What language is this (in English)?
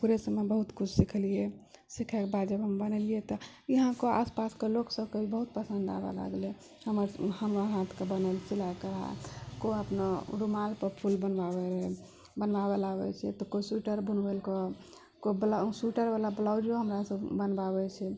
Maithili